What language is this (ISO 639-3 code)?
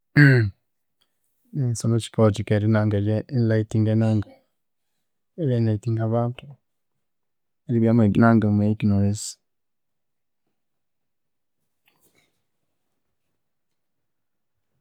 koo